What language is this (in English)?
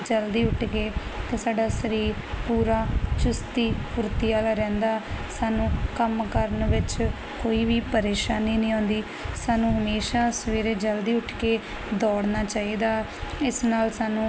Punjabi